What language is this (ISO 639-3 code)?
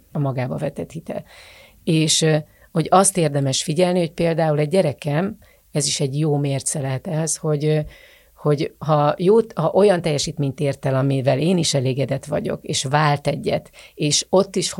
hun